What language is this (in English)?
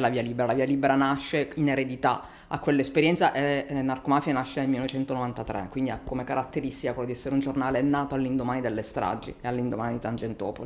Italian